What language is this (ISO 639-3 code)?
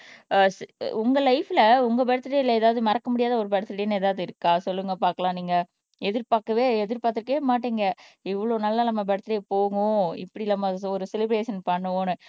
tam